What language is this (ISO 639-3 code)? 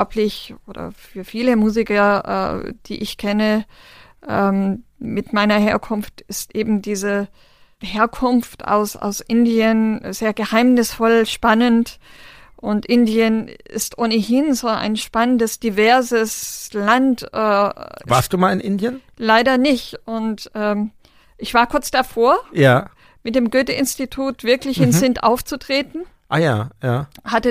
deu